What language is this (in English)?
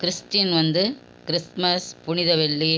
Tamil